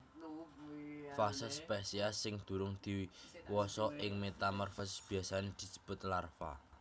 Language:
Javanese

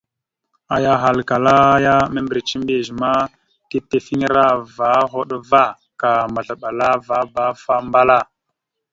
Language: Mada (Cameroon)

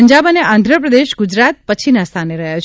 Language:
Gujarati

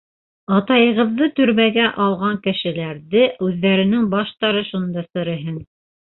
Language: Bashkir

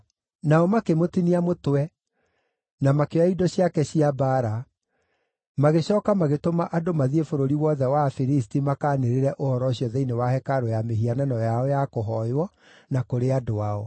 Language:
Kikuyu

